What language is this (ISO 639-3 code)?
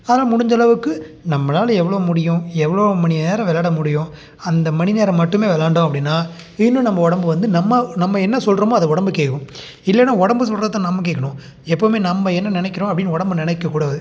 tam